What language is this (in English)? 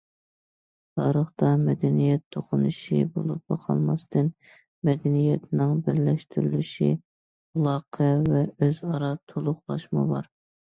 Uyghur